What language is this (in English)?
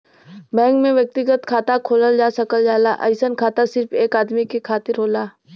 Bhojpuri